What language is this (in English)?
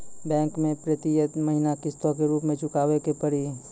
Maithili